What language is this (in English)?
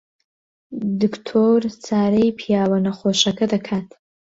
Central Kurdish